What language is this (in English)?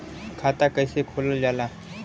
Bhojpuri